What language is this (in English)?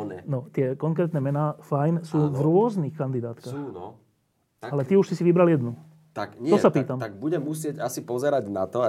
Slovak